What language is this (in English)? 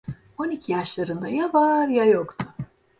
Turkish